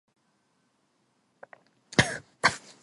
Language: Korean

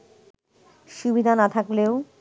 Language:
Bangla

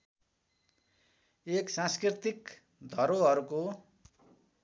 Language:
Nepali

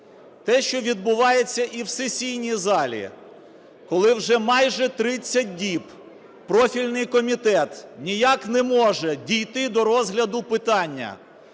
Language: Ukrainian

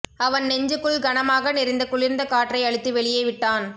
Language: Tamil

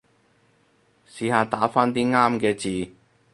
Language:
Cantonese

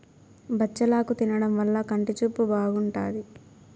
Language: Telugu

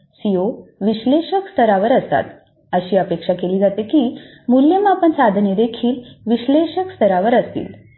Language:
Marathi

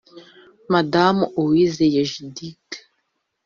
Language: Kinyarwanda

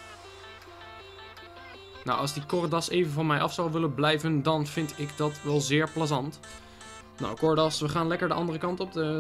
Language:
Dutch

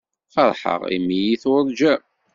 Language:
Kabyle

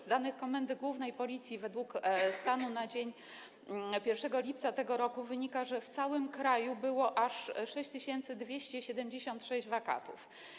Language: Polish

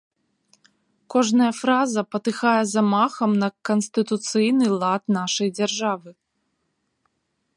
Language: Belarusian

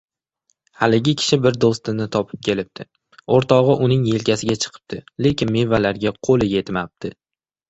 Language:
Uzbek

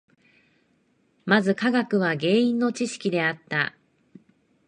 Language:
Japanese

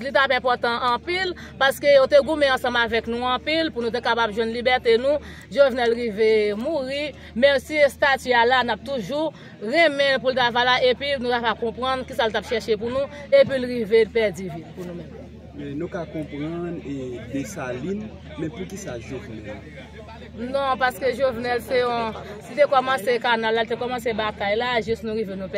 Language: French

